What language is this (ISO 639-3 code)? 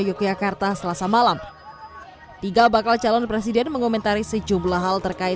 ind